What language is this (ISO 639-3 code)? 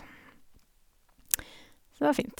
nor